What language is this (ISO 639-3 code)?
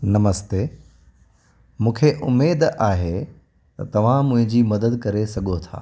snd